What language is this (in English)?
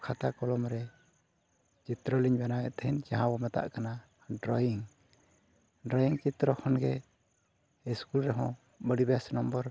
Santali